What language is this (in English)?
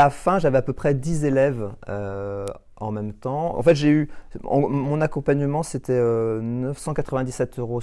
French